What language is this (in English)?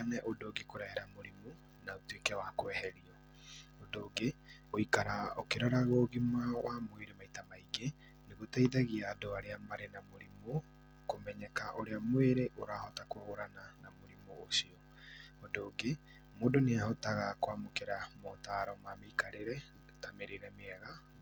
Kikuyu